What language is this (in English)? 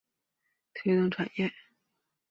Chinese